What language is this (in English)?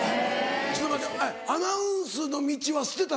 Japanese